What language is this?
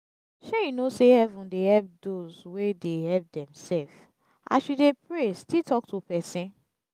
Nigerian Pidgin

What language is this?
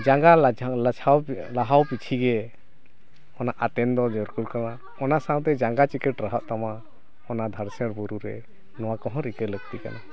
Santali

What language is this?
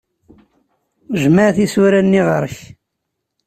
Kabyle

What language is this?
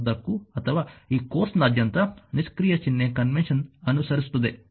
Kannada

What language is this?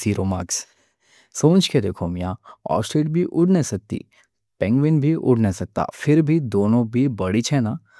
Deccan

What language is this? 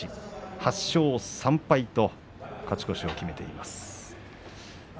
Japanese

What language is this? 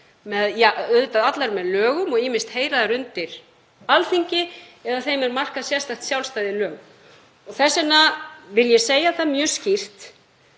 Icelandic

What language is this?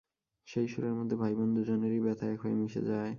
Bangla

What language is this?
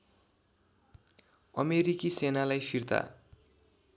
Nepali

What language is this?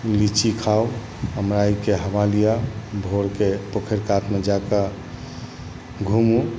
Maithili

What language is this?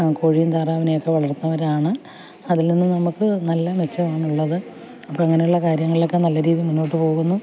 Malayalam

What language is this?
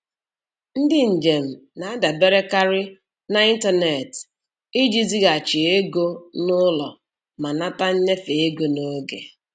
Igbo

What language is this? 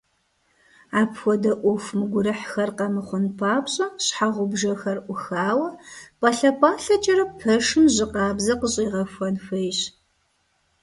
Kabardian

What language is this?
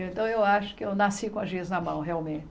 Portuguese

